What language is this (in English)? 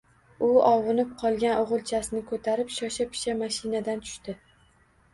Uzbek